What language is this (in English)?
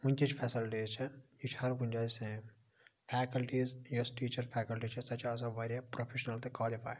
Kashmiri